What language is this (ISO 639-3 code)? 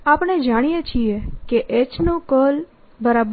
guj